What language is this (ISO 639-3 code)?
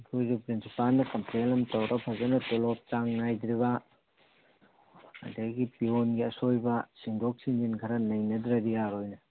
mni